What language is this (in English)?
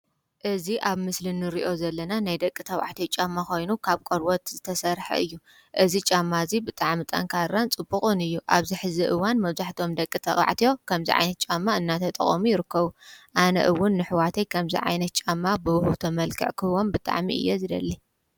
Tigrinya